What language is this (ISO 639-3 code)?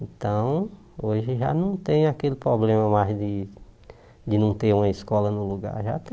por